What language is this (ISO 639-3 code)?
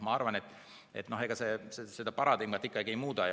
est